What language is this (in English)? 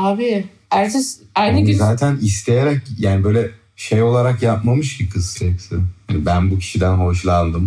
Turkish